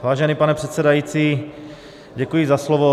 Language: Czech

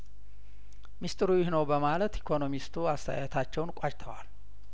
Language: Amharic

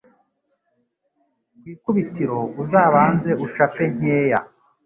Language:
Kinyarwanda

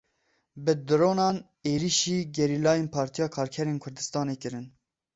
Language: Kurdish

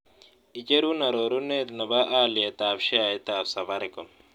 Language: Kalenjin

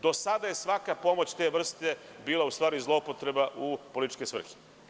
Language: Serbian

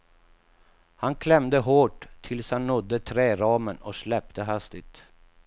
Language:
Swedish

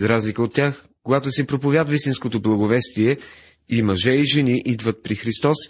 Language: Bulgarian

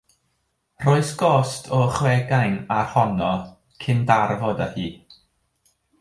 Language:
Welsh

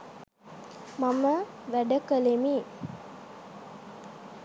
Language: Sinhala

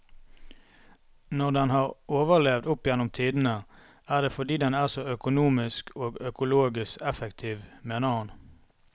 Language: Norwegian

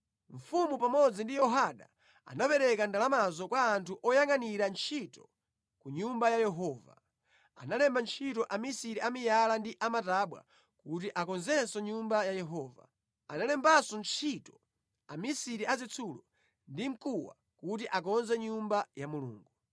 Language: Nyanja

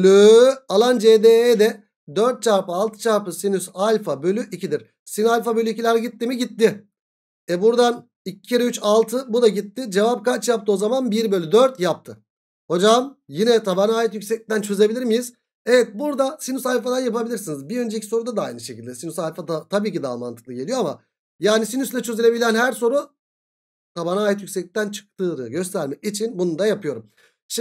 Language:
Turkish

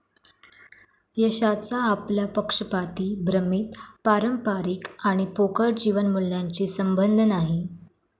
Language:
Marathi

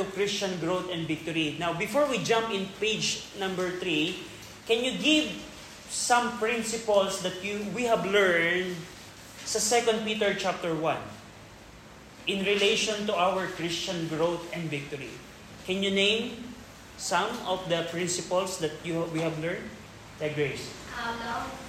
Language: Filipino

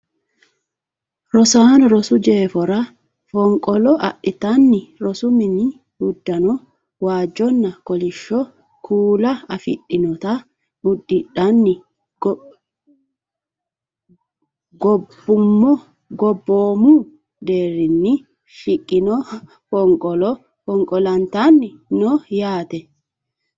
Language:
Sidamo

